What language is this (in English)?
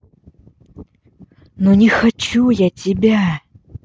Russian